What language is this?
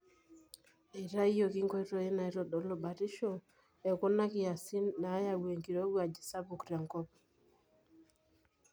Masai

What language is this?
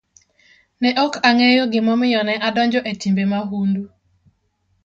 Luo (Kenya and Tanzania)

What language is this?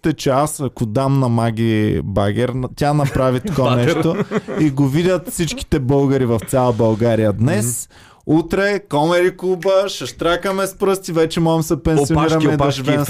Bulgarian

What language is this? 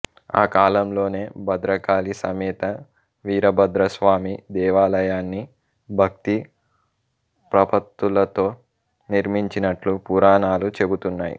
Telugu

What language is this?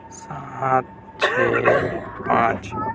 Urdu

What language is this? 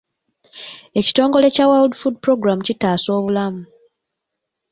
Ganda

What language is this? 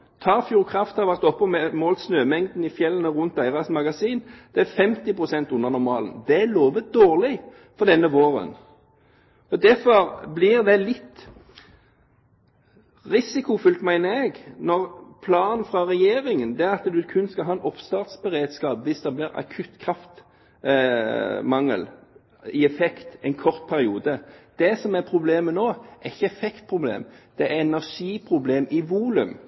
Norwegian Bokmål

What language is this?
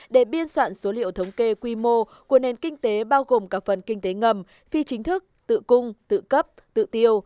Vietnamese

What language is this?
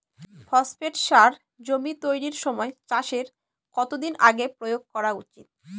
Bangla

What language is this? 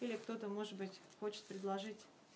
Russian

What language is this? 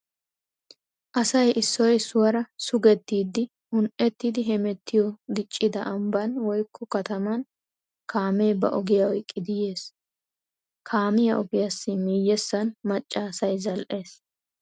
Wolaytta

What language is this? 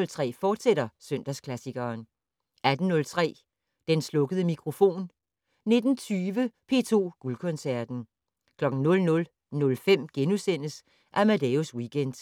Danish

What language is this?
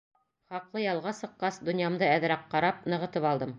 Bashkir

